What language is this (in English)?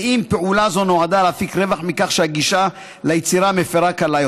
Hebrew